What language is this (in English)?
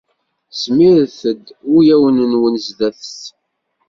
Kabyle